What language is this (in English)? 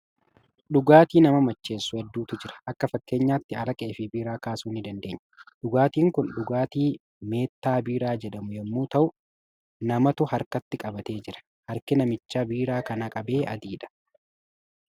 Oromo